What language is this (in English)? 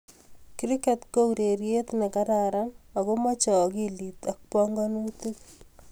Kalenjin